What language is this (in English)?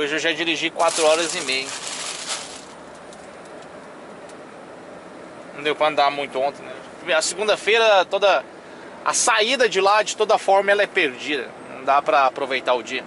Portuguese